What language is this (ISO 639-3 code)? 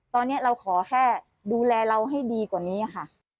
tha